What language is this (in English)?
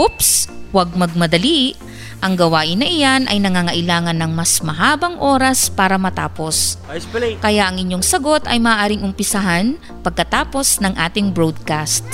Filipino